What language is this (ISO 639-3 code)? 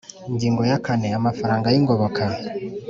kin